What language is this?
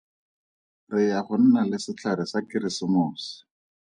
Tswana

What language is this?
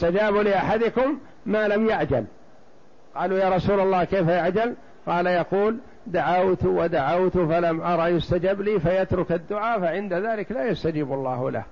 Arabic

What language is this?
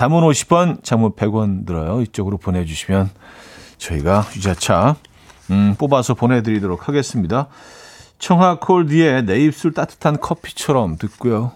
Korean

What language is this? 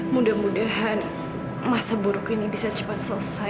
Indonesian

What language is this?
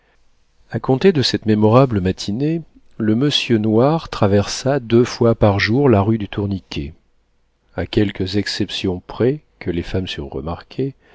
French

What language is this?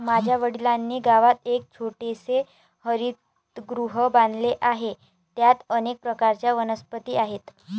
Marathi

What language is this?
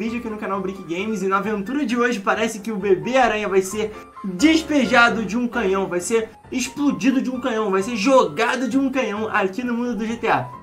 Portuguese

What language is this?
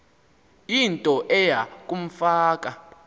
Xhosa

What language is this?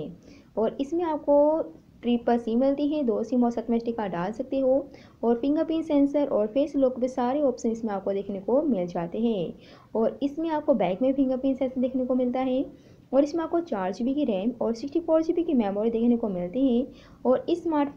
Hindi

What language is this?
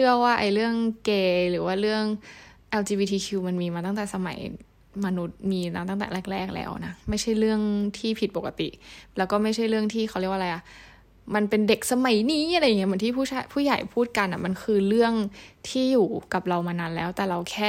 Thai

